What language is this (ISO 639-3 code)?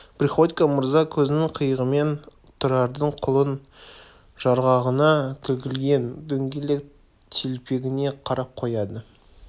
kaz